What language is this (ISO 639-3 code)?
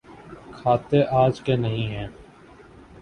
urd